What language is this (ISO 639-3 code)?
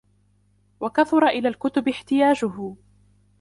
ara